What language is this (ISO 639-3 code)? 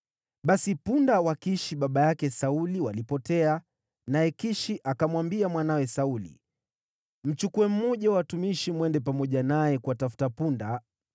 swa